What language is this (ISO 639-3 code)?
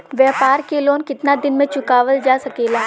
bho